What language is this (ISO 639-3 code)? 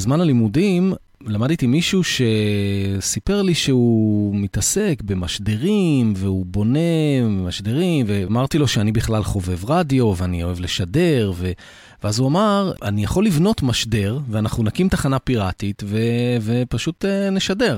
heb